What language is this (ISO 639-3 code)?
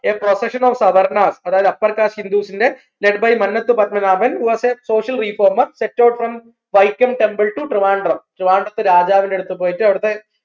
mal